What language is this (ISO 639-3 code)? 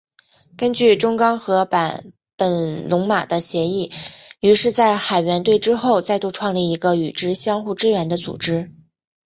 zho